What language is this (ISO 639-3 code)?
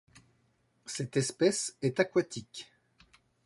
fra